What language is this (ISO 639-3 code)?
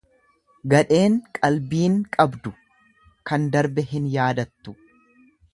orm